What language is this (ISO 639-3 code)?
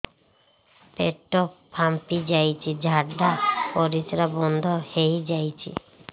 ori